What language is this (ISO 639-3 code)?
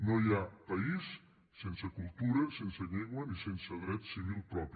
cat